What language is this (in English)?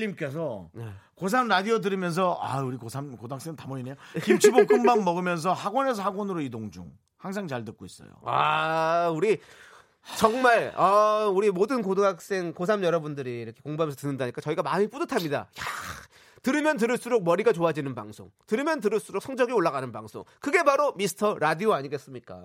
Korean